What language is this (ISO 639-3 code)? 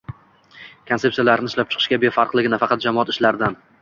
uzb